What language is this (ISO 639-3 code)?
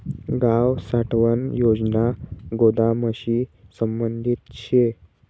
mar